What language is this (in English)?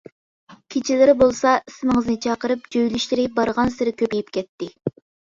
Uyghur